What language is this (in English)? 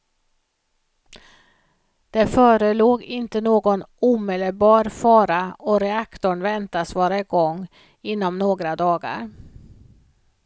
Swedish